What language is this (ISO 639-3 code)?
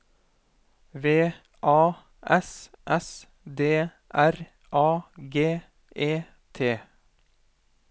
nor